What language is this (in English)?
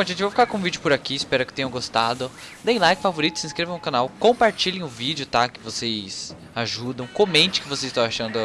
Portuguese